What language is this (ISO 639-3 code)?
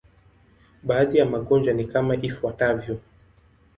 swa